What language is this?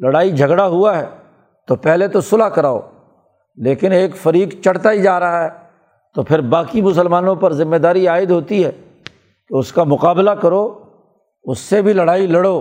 Urdu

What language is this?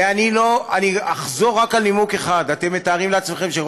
Hebrew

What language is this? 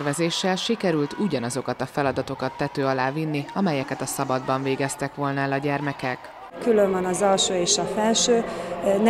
Hungarian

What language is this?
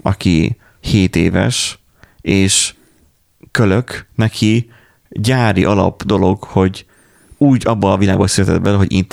Hungarian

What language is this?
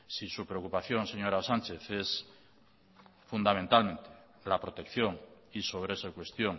Spanish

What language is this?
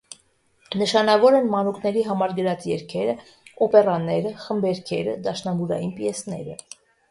Armenian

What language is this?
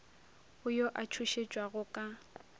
Northern Sotho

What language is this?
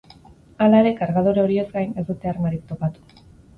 Basque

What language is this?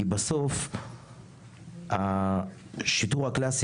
Hebrew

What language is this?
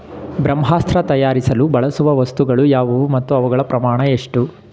Kannada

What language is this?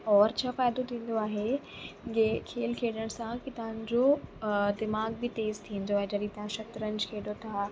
Sindhi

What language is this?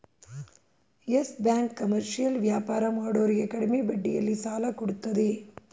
Kannada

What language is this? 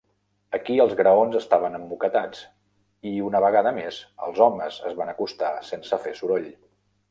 Catalan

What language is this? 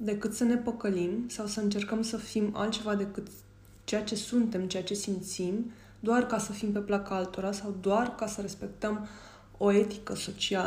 Romanian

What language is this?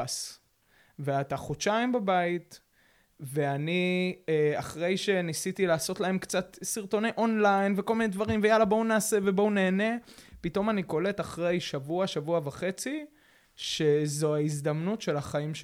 Hebrew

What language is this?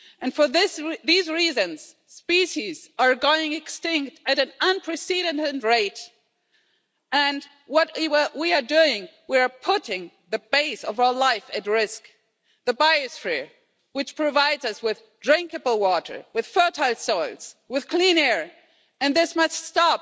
English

